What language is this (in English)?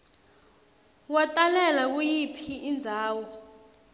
Swati